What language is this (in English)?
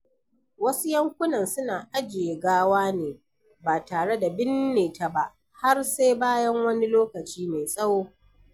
Hausa